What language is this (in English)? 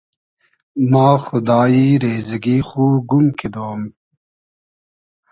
Hazaragi